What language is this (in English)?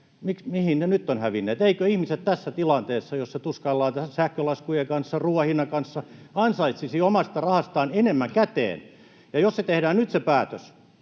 Finnish